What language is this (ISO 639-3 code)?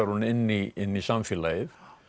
isl